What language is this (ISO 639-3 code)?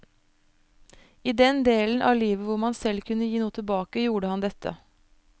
nor